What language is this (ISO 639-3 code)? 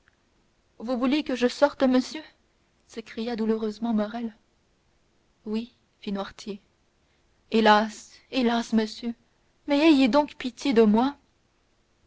fra